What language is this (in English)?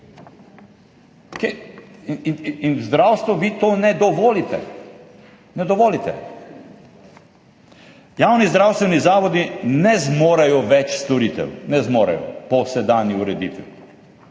Slovenian